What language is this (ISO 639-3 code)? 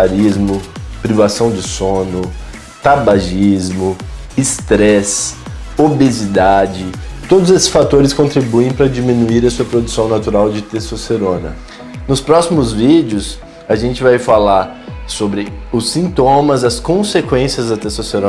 por